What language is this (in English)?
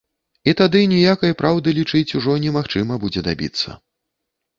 Belarusian